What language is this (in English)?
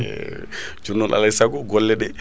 Fula